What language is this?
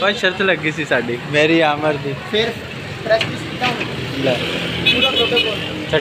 Indonesian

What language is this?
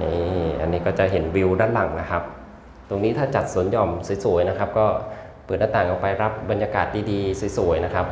Thai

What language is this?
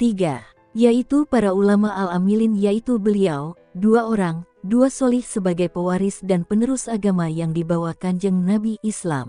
Indonesian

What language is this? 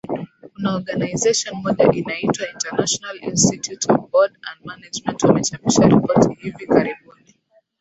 Swahili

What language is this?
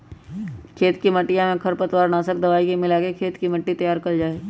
Magahi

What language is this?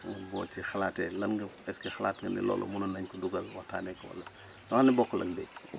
Wolof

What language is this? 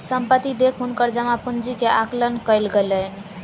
Maithili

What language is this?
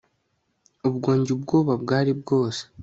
Kinyarwanda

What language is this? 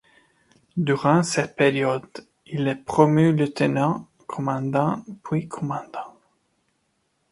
French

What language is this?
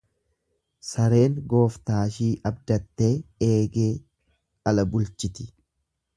Oromo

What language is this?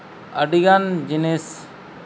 Santali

